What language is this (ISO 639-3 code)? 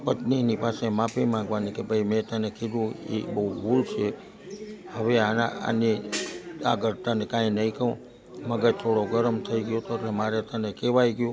guj